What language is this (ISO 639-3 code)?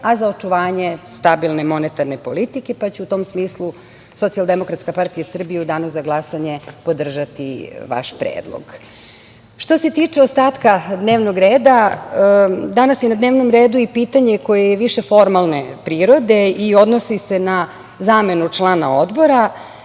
srp